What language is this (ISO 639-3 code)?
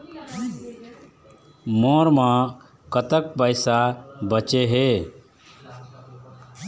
hne